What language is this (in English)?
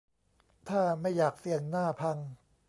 Thai